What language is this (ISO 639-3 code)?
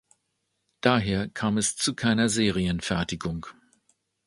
deu